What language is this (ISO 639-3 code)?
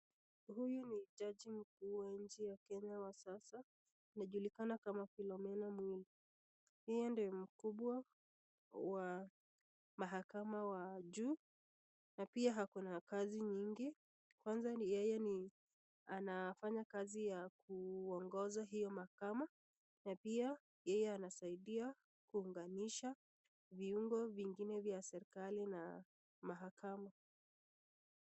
swa